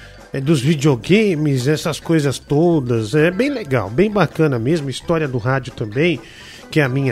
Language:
Portuguese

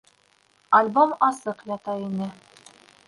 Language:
Bashkir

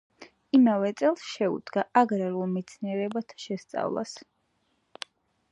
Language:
Georgian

